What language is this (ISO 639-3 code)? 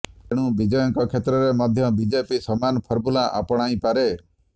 ori